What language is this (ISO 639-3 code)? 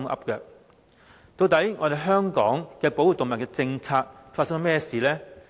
yue